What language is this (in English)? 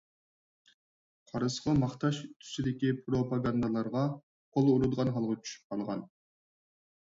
Uyghur